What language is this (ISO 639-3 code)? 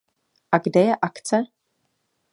ces